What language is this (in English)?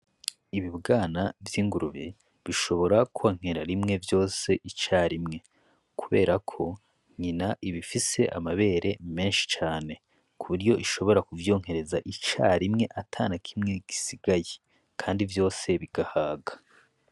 Rundi